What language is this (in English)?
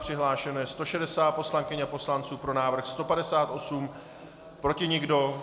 Czech